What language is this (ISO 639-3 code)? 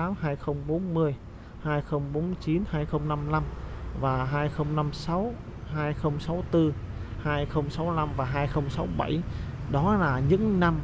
vie